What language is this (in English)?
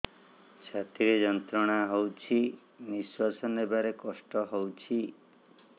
Odia